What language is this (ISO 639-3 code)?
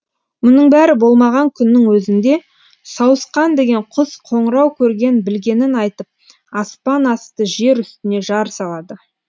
kaz